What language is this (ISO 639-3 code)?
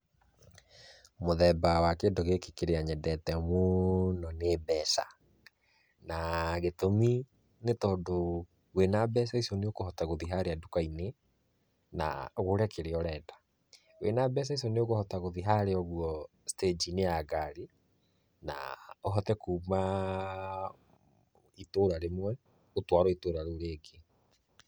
kik